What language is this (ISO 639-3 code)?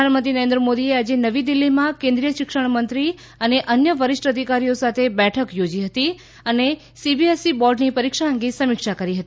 guj